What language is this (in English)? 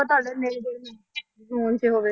Punjabi